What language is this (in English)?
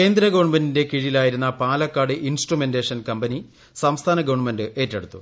Malayalam